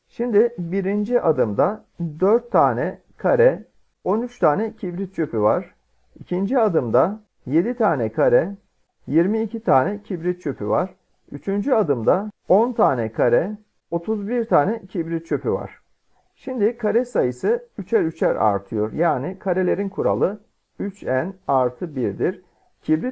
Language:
Turkish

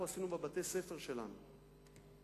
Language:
Hebrew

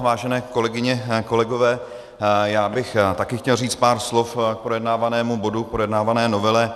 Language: Czech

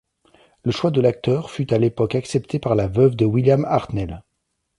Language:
French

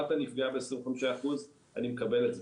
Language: Hebrew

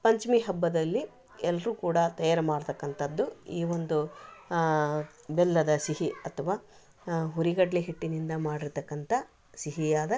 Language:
Kannada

